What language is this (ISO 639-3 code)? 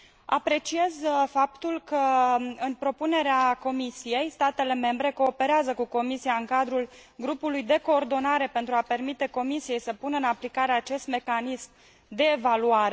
ron